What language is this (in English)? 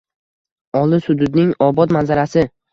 Uzbek